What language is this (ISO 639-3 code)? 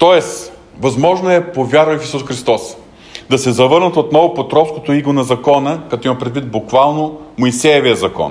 bul